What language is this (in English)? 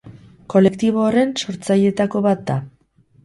Basque